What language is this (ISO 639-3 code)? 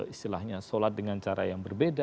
ind